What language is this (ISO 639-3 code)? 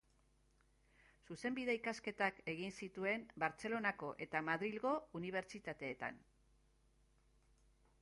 eus